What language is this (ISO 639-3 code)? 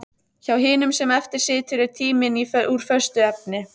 isl